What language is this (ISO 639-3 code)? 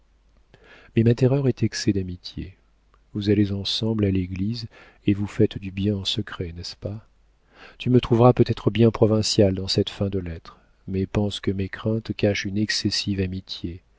fra